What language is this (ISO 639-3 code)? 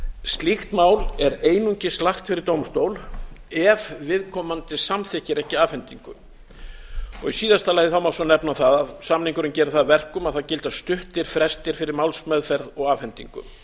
isl